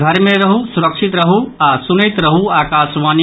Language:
Maithili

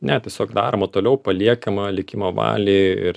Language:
Lithuanian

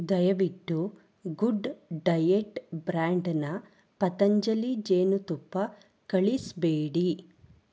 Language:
Kannada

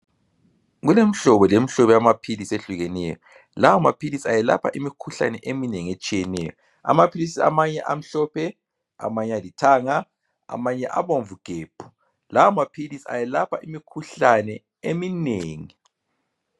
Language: North Ndebele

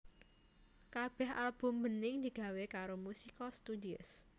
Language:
Javanese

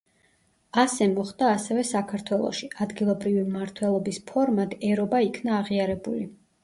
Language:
Georgian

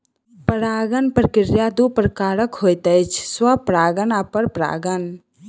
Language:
Maithili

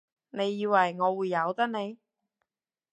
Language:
Cantonese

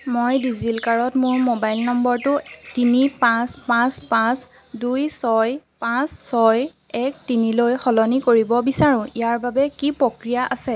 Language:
Assamese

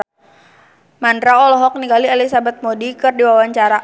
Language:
Sundanese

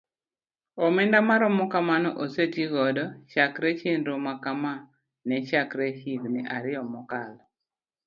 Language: Luo (Kenya and Tanzania)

